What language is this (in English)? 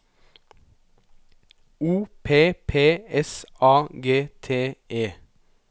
Norwegian